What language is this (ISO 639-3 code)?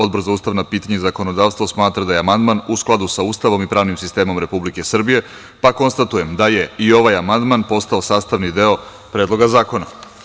srp